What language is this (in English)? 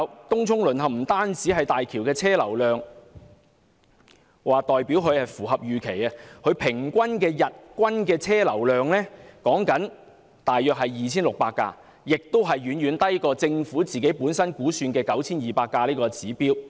Cantonese